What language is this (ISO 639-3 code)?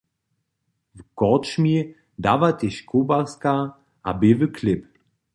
hsb